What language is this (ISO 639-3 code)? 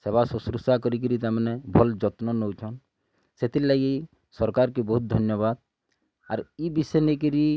ori